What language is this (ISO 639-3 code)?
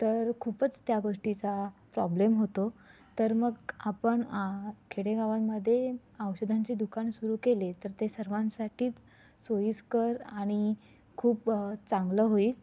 mar